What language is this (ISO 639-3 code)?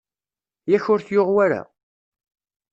kab